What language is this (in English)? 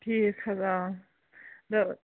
Kashmiri